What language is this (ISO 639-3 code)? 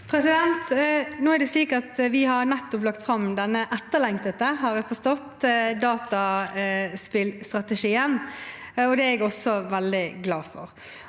nor